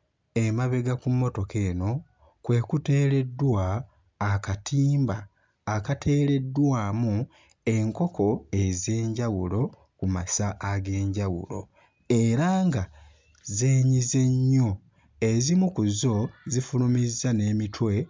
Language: Ganda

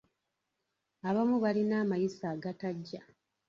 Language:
Ganda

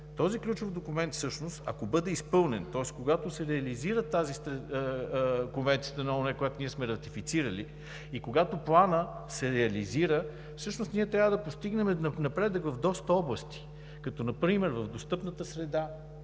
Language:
Bulgarian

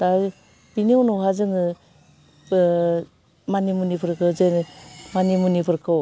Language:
Bodo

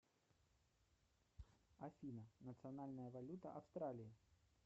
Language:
Russian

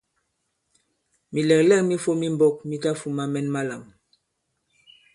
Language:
Bankon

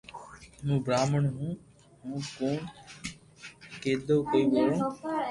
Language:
Loarki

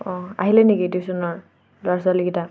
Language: Assamese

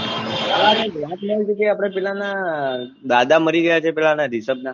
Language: Gujarati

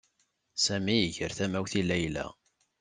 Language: Kabyle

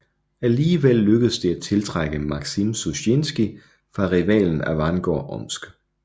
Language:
Danish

